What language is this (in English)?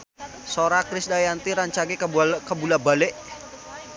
Sundanese